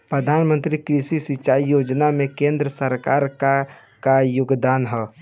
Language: Bhojpuri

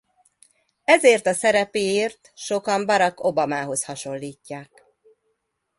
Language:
Hungarian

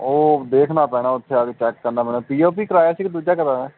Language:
Punjabi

